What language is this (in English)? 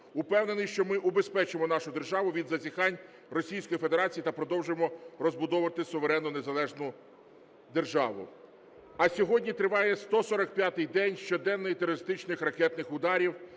Ukrainian